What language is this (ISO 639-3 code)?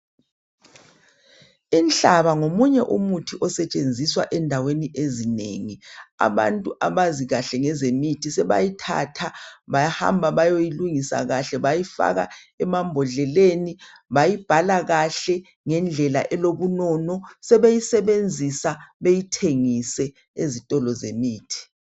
nde